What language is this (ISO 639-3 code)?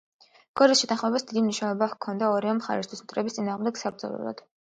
kat